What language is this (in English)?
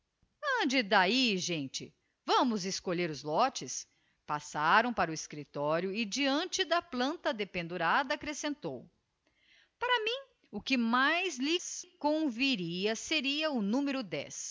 Portuguese